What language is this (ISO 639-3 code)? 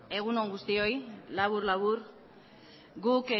eus